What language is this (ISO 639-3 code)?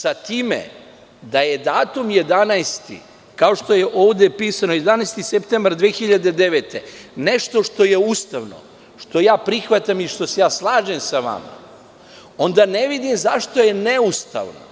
srp